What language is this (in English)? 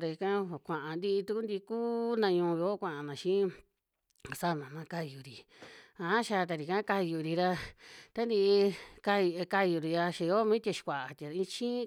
Western Juxtlahuaca Mixtec